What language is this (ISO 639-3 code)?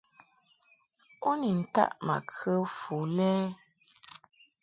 mhk